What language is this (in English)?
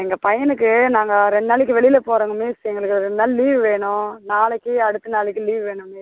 Tamil